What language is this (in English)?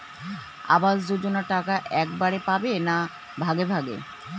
Bangla